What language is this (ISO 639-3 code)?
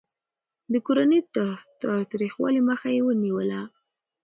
pus